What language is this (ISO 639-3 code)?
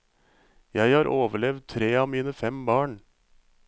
nor